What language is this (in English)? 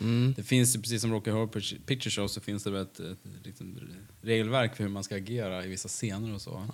Swedish